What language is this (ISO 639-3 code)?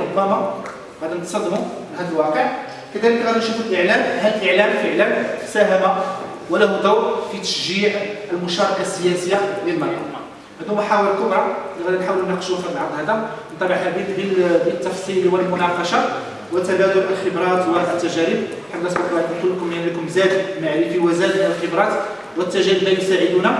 ara